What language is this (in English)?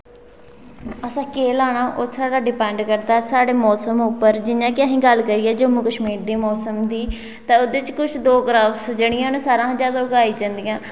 Dogri